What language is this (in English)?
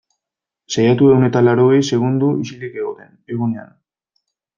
Basque